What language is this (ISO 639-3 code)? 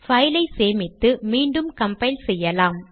tam